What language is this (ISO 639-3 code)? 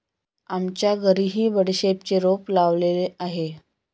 mar